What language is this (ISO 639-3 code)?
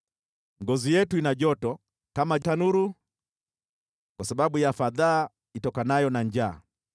swa